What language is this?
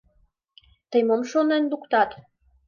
Mari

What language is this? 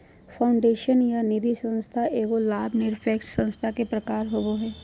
Magahi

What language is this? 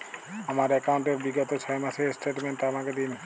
Bangla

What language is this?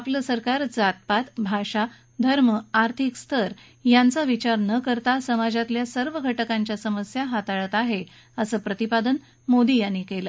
Marathi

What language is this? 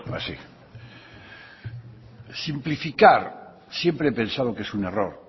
Spanish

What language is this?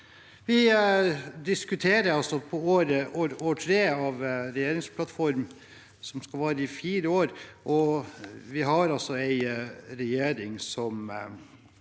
Norwegian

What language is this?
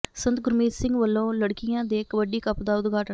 Punjabi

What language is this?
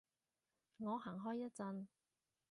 Cantonese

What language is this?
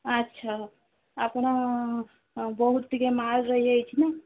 Odia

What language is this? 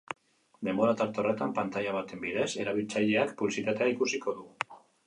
Basque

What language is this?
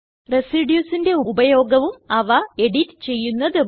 Malayalam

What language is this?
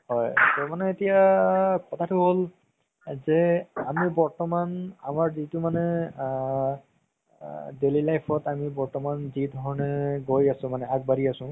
Assamese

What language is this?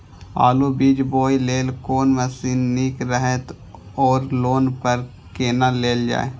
Maithili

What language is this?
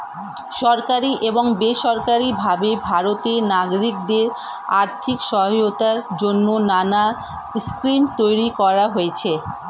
Bangla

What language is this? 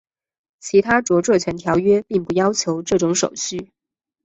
Chinese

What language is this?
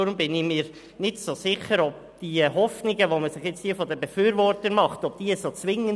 Swiss German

